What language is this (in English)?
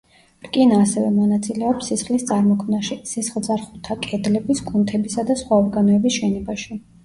Georgian